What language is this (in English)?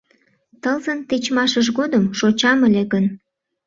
Mari